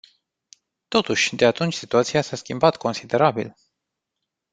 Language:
Romanian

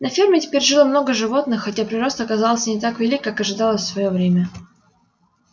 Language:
Russian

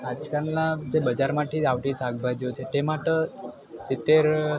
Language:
Gujarati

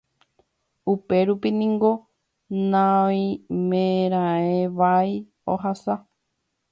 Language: Guarani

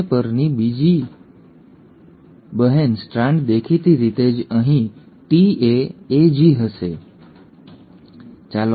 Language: Gujarati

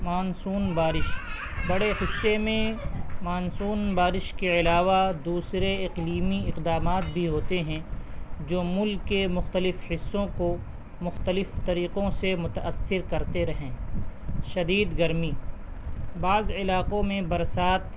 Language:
Urdu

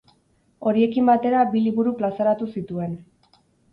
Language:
Basque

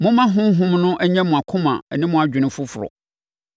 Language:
Akan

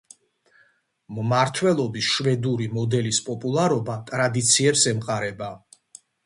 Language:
Georgian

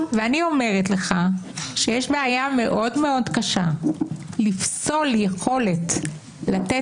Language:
Hebrew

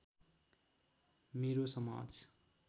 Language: Nepali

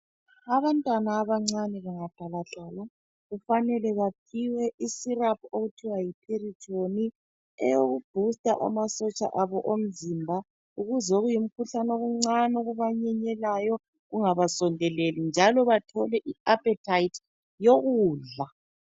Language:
North Ndebele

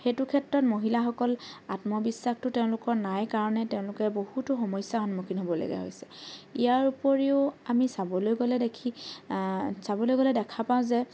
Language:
Assamese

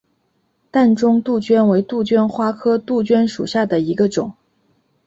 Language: Chinese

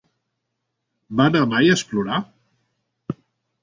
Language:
Catalan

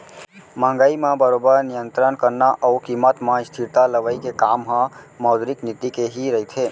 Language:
Chhattisgarhi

